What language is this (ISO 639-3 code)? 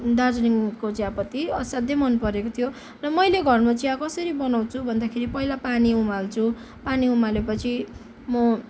nep